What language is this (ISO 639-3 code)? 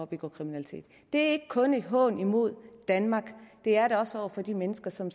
dan